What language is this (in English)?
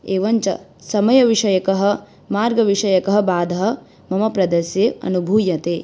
Sanskrit